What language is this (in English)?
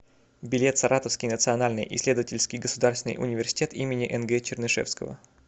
Russian